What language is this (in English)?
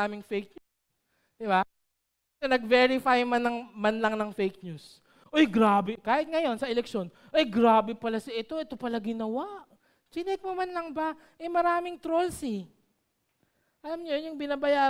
Filipino